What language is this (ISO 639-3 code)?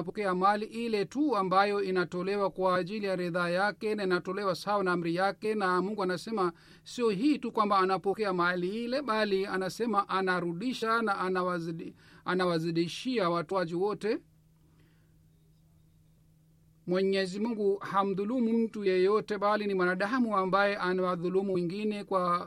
swa